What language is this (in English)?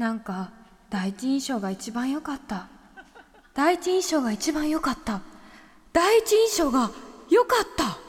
Japanese